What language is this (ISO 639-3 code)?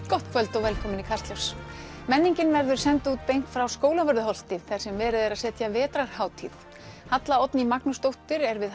isl